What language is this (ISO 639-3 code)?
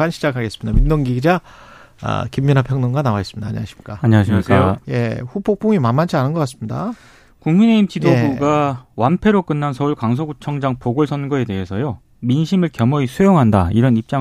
kor